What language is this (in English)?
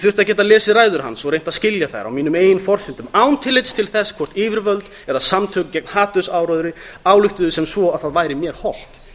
Icelandic